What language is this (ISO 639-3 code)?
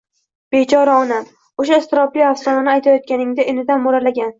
uzb